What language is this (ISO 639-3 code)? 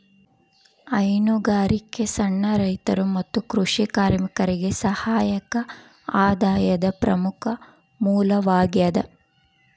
kan